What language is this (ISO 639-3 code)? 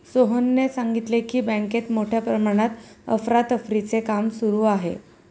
mar